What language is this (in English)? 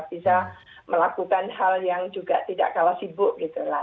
Indonesian